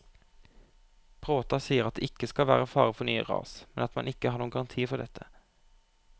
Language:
Norwegian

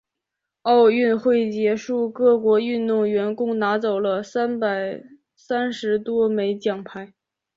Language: Chinese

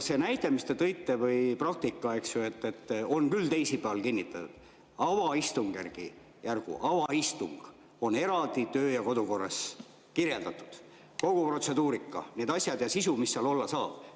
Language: Estonian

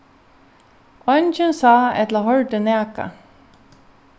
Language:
Faroese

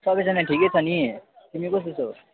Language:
Nepali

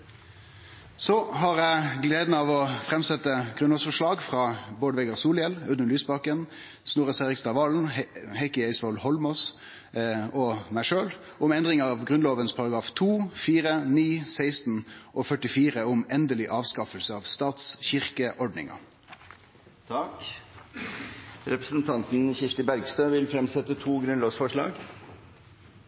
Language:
Norwegian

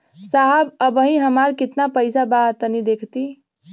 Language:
Bhojpuri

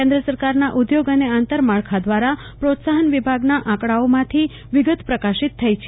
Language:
Gujarati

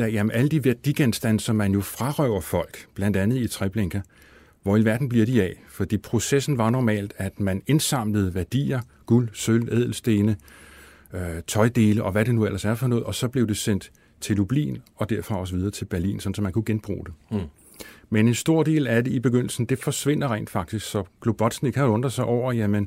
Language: Danish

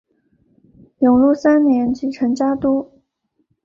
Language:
Chinese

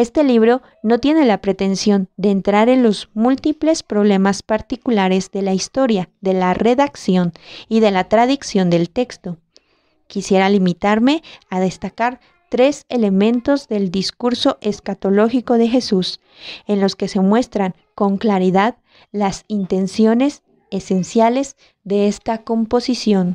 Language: Spanish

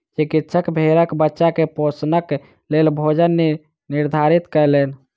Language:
Maithili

